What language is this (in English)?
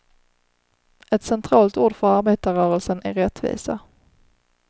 Swedish